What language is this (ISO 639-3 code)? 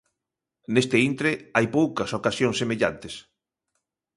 glg